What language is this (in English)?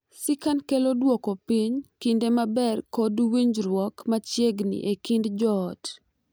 Luo (Kenya and Tanzania)